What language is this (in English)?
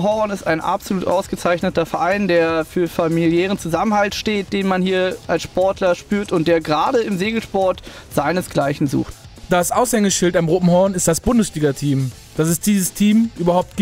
German